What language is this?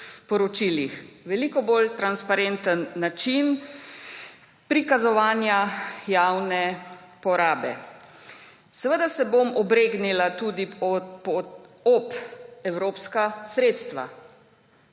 Slovenian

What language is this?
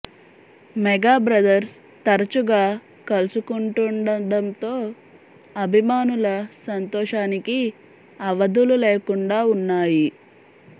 Telugu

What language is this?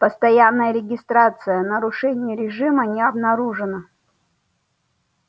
Russian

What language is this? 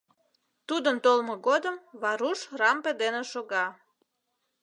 Mari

